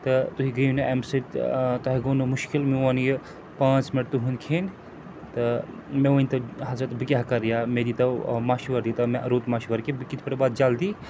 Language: Kashmiri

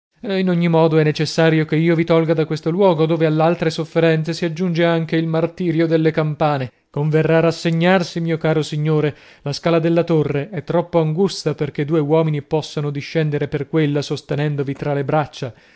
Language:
Italian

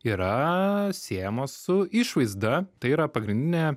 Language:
Lithuanian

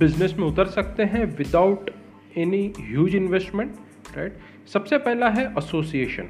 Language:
Hindi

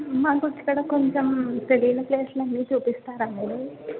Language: Telugu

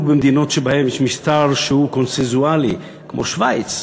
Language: Hebrew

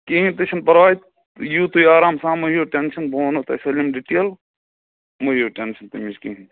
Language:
Kashmiri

